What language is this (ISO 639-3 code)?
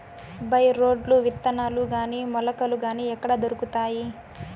tel